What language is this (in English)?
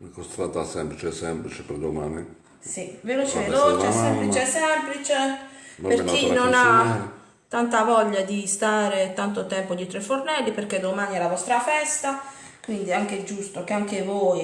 Italian